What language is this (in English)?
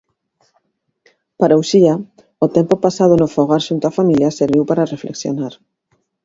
Galician